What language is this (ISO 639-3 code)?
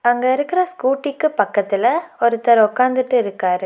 tam